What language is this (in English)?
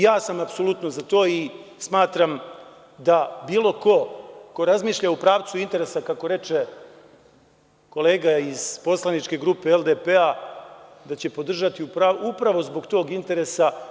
Serbian